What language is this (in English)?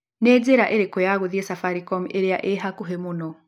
Kikuyu